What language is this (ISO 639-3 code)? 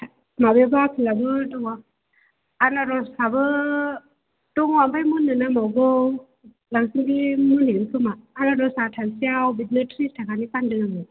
brx